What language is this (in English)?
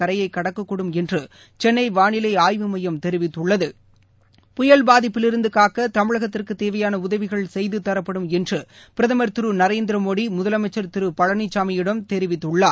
Tamil